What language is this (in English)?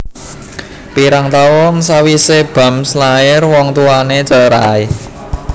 Javanese